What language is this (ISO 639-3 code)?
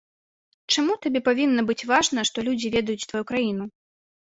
bel